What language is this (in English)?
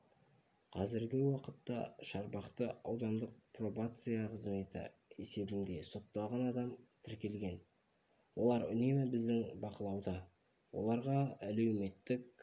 Kazakh